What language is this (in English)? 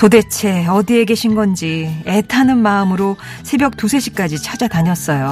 Korean